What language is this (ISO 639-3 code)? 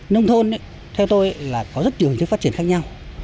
vie